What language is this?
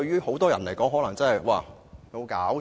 Cantonese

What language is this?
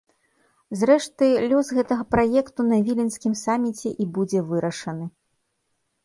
Belarusian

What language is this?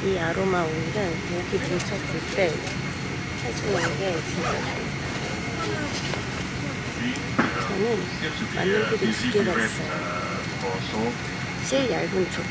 Korean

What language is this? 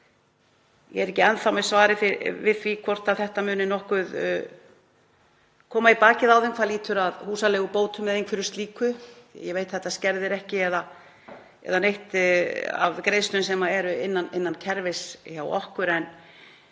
Icelandic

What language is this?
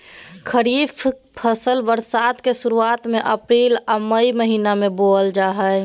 Magahi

